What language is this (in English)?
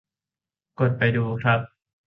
Thai